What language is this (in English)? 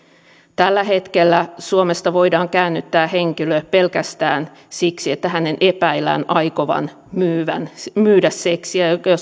Finnish